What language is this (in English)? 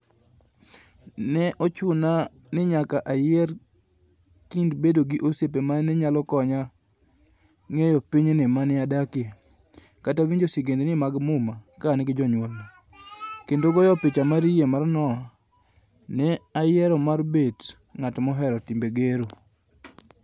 Luo (Kenya and Tanzania)